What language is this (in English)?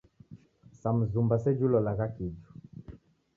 Taita